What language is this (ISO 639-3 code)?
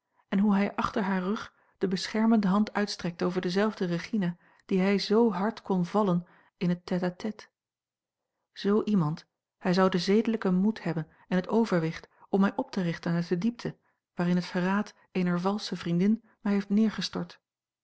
nld